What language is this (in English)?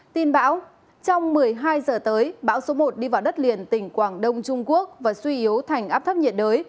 Vietnamese